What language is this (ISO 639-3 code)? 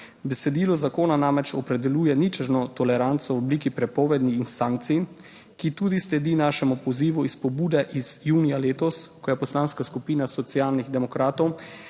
slv